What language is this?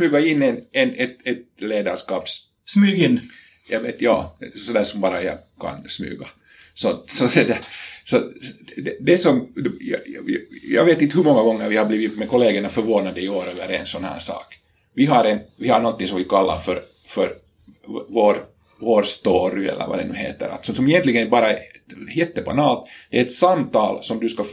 Swedish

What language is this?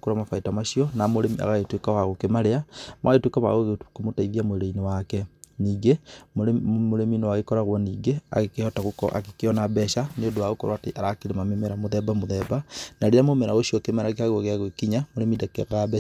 Kikuyu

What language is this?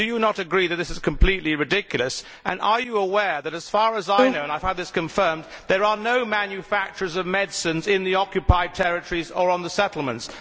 English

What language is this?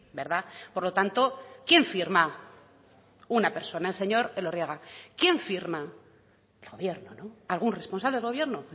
Spanish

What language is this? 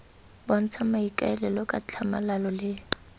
Tswana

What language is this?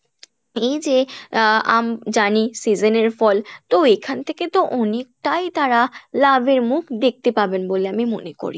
Bangla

